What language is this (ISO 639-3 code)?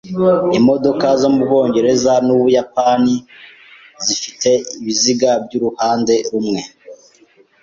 kin